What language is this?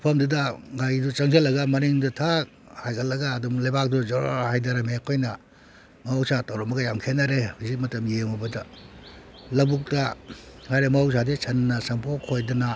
Manipuri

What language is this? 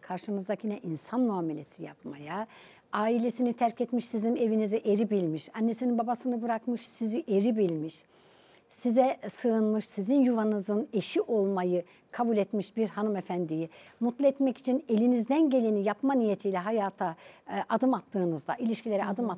Turkish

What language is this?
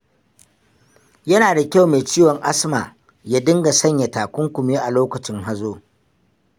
Hausa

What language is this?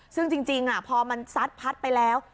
Thai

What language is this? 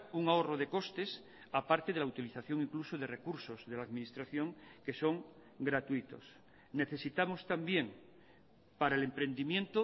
Spanish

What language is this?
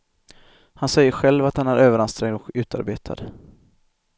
Swedish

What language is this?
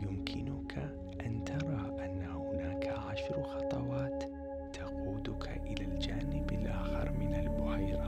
Arabic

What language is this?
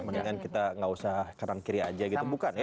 Indonesian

